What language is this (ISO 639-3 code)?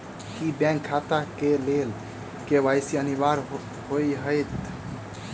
mai